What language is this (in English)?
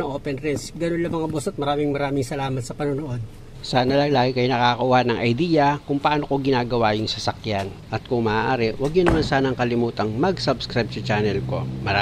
Filipino